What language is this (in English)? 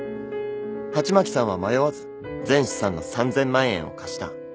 Japanese